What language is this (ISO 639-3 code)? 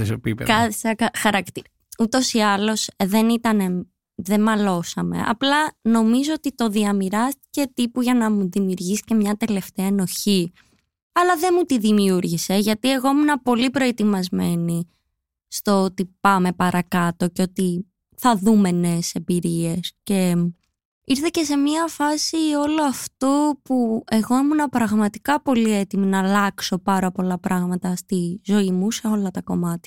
ell